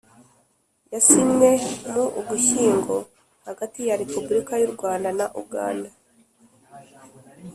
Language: Kinyarwanda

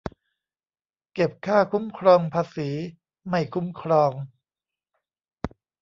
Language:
Thai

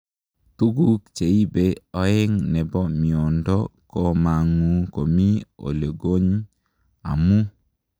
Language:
Kalenjin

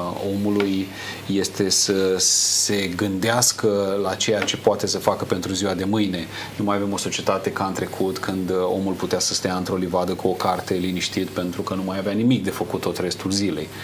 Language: Romanian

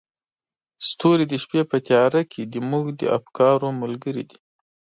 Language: Pashto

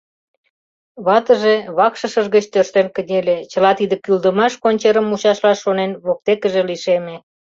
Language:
Mari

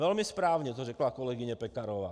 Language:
Czech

